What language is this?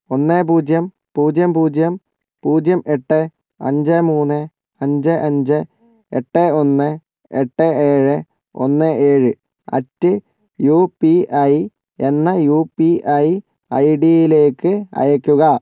Malayalam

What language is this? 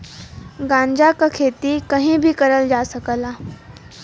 Bhojpuri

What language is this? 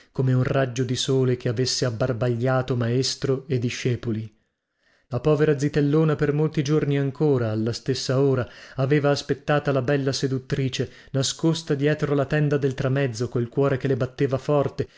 Italian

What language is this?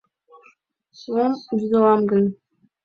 Mari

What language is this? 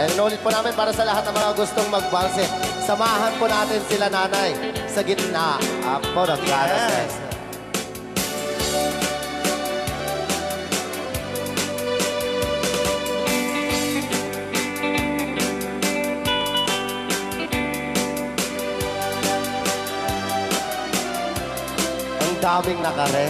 Filipino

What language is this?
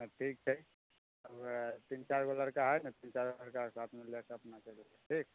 Maithili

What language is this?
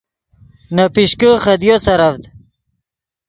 Yidgha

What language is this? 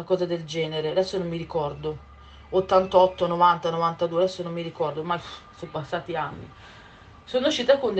Italian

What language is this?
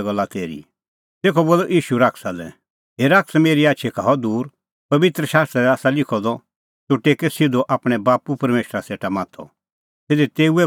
Kullu Pahari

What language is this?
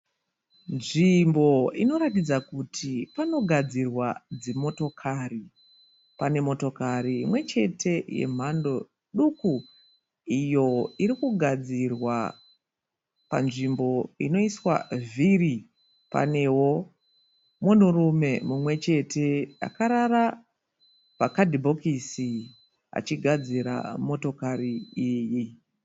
Shona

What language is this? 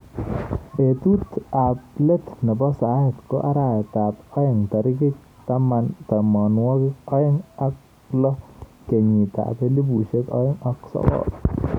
Kalenjin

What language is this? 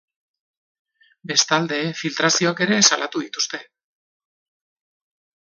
Basque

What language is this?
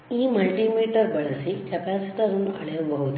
Kannada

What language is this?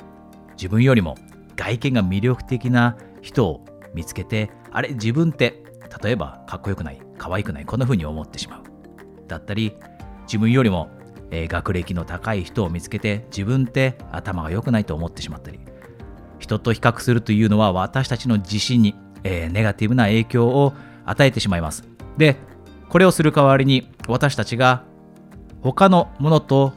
Japanese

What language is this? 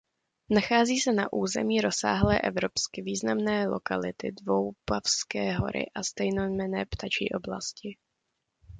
Czech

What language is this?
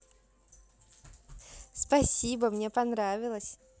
Russian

